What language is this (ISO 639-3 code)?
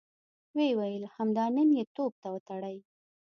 pus